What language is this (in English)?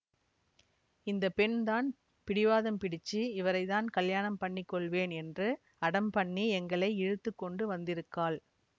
Tamil